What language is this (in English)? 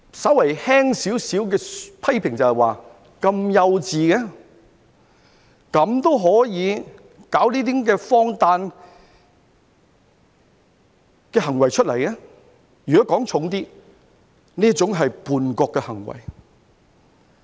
Cantonese